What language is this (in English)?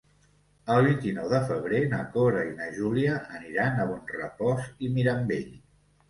Catalan